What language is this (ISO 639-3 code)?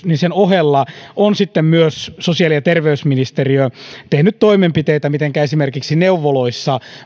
fin